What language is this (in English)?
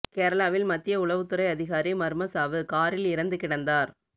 Tamil